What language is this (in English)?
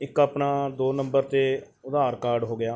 Punjabi